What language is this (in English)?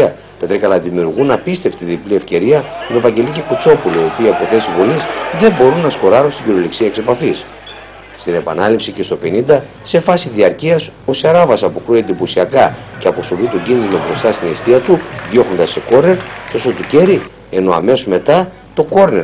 Greek